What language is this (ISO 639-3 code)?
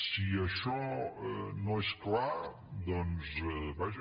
cat